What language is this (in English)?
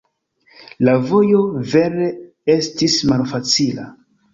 Esperanto